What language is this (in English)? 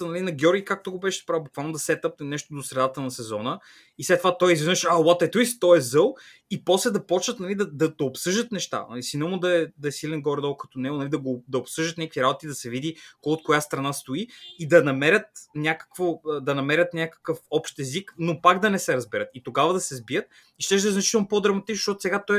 Bulgarian